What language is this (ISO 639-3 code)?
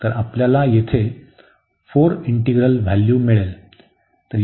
mar